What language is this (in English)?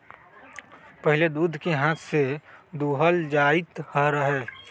Magahi